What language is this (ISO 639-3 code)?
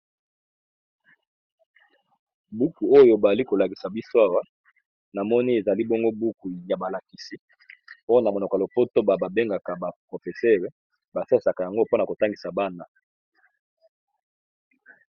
lin